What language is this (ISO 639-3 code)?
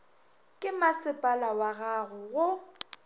nso